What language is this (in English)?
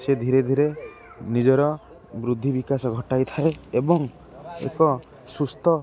Odia